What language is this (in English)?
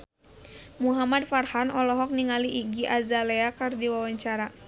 Sundanese